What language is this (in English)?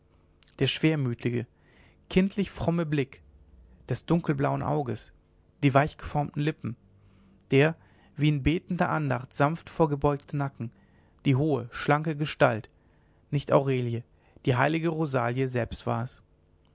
German